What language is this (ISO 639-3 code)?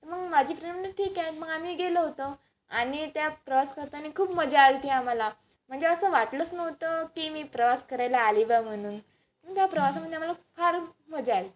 mar